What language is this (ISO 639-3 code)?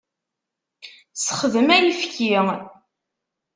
kab